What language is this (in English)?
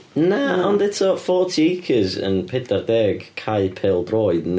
Welsh